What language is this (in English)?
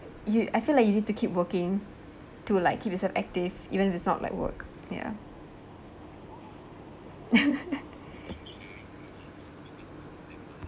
English